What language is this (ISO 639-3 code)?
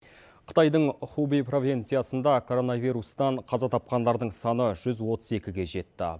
kaz